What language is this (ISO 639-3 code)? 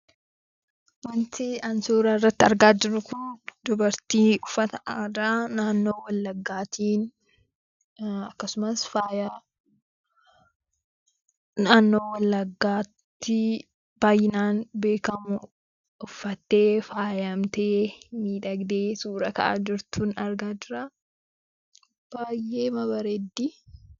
orm